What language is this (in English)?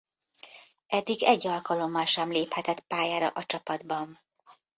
Hungarian